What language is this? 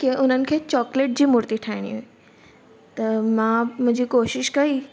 Sindhi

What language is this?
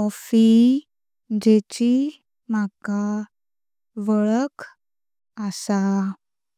Konkani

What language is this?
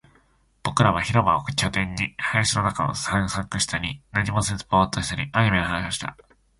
Japanese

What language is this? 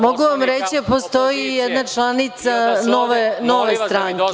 Serbian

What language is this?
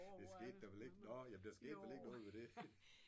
Danish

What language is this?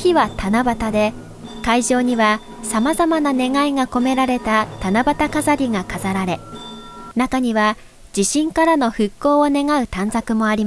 Japanese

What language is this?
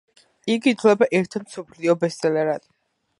Georgian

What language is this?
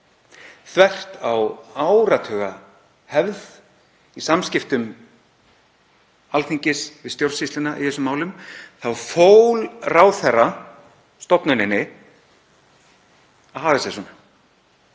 Icelandic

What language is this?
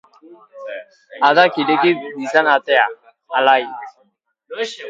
Basque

